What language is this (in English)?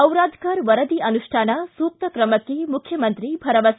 Kannada